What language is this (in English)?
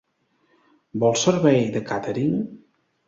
Catalan